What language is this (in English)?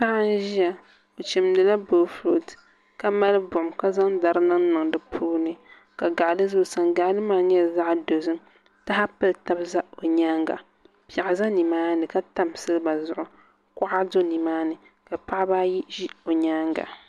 Dagbani